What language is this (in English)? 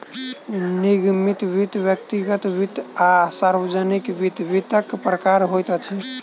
Maithili